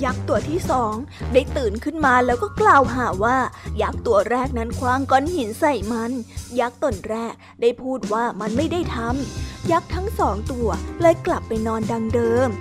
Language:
Thai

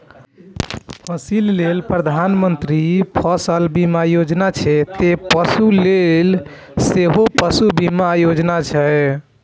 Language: Maithili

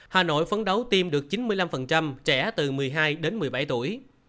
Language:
Vietnamese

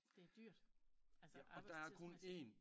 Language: Danish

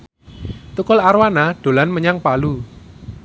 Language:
Javanese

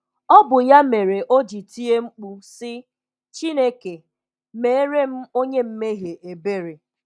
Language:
Igbo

